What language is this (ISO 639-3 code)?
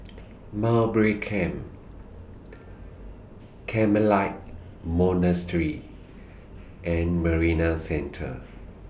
eng